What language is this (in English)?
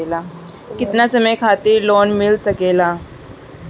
Bhojpuri